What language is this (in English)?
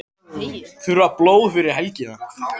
Icelandic